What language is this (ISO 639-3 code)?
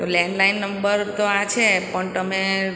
guj